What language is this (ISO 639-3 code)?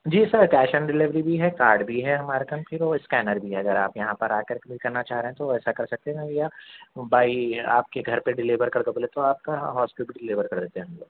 urd